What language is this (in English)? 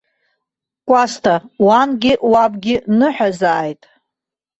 Abkhazian